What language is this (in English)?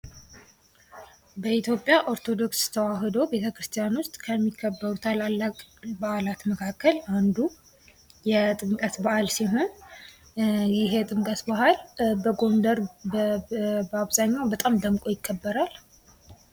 Amharic